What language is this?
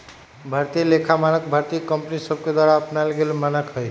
Magahi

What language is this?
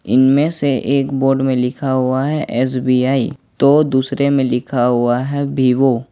Hindi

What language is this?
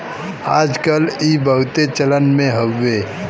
Bhojpuri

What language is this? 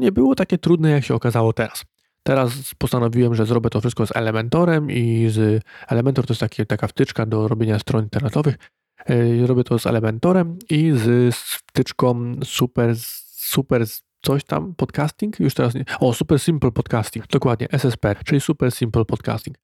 Polish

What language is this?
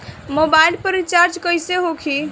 Bhojpuri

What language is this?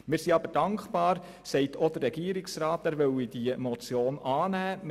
Swiss German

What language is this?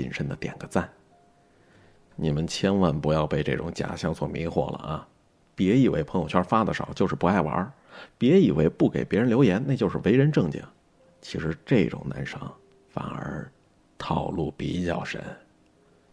Chinese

